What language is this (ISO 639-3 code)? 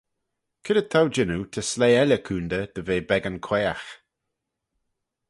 glv